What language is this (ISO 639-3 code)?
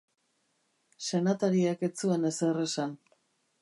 eus